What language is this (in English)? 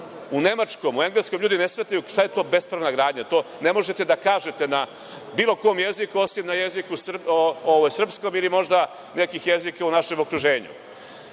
Serbian